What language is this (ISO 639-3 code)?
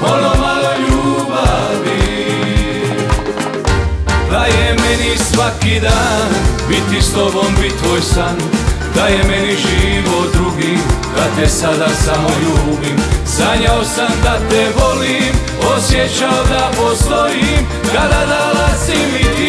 hrv